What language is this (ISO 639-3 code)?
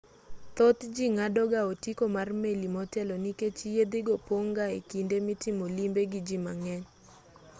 luo